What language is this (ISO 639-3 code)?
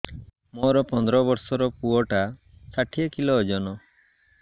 ori